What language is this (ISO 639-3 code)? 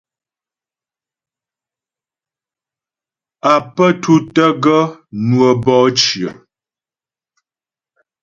bbj